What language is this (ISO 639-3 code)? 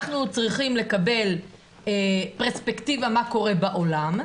heb